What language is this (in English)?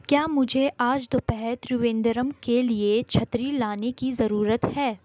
Urdu